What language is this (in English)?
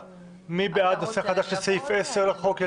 Hebrew